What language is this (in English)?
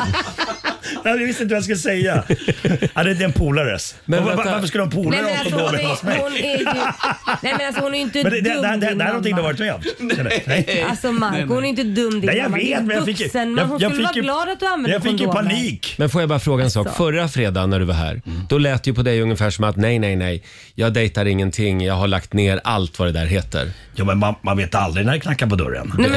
Swedish